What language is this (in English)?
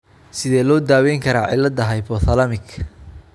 Somali